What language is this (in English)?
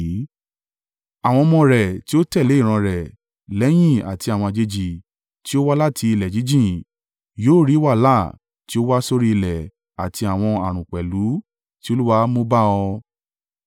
Yoruba